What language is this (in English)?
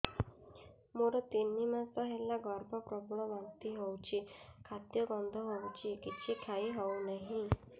Odia